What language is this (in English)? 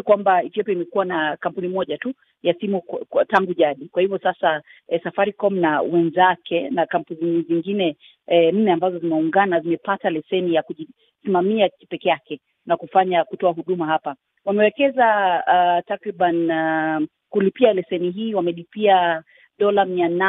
Swahili